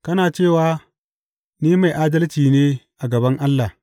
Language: Hausa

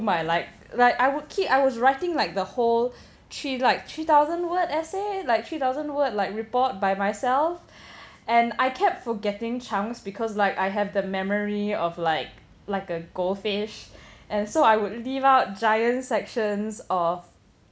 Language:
English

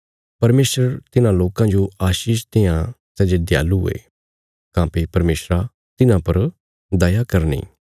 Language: Bilaspuri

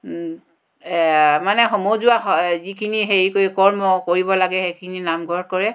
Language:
Assamese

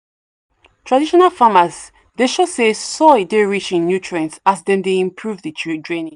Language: Nigerian Pidgin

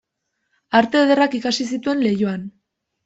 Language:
Basque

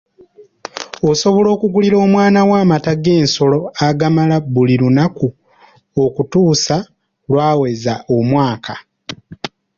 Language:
Ganda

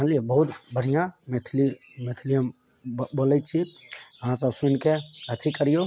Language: Maithili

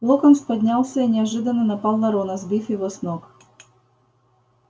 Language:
Russian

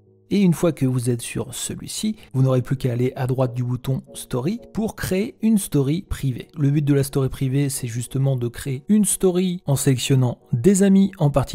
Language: French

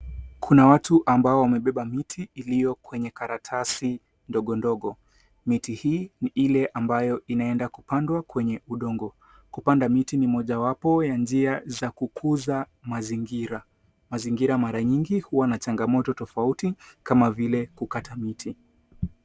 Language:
Swahili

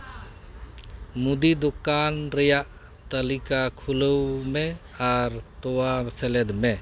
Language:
Santali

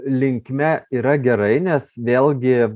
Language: Lithuanian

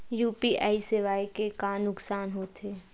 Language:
Chhattisgarhi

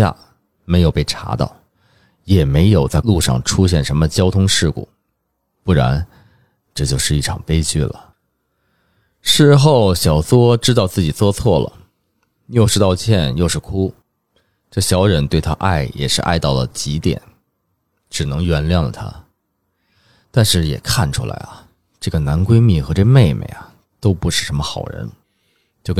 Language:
Chinese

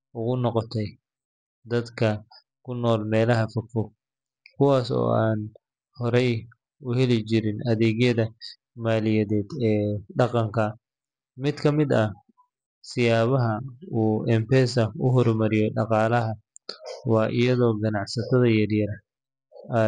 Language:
Somali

